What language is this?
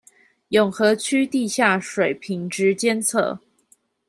Chinese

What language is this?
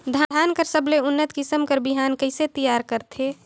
Chhattisgarhi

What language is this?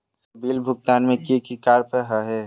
Magahi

